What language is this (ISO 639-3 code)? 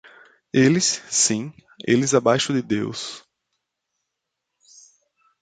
por